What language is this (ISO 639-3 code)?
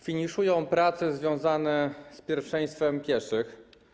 pol